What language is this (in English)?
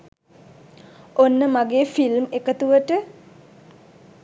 Sinhala